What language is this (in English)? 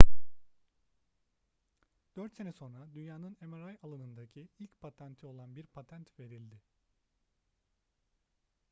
Turkish